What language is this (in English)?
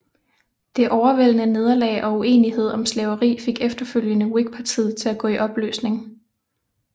Danish